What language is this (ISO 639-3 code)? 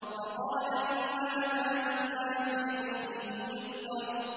ara